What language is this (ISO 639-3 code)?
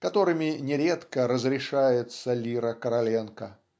rus